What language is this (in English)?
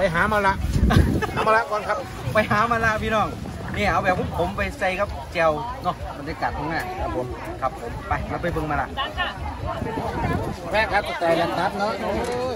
Thai